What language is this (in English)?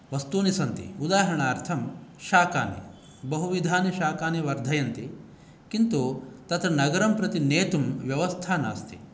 Sanskrit